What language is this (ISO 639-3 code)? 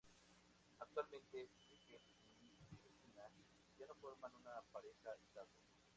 spa